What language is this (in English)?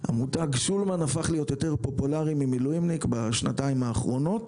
Hebrew